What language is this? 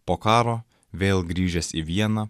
Lithuanian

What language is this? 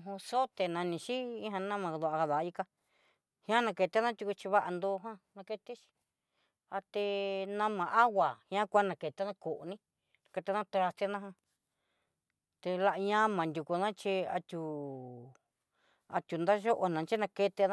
Southeastern Nochixtlán Mixtec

